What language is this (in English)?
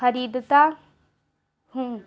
Urdu